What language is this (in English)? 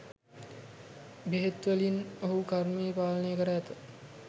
Sinhala